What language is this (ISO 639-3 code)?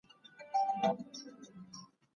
pus